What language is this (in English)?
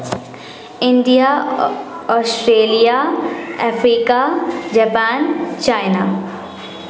Maithili